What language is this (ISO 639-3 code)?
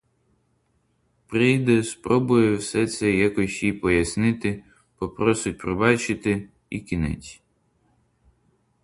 ukr